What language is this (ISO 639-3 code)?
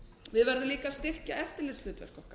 isl